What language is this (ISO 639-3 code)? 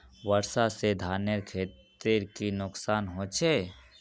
mag